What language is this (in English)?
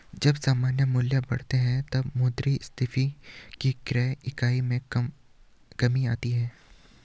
Hindi